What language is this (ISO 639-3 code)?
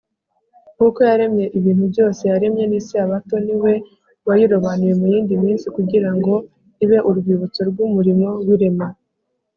kin